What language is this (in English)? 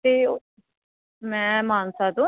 Punjabi